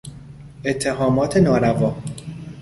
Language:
Persian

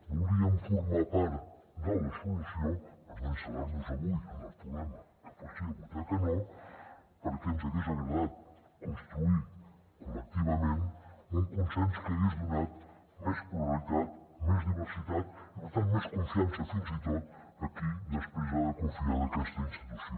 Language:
Catalan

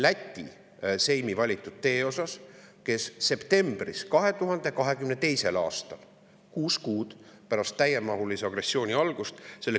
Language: Estonian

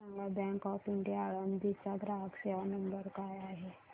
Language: Marathi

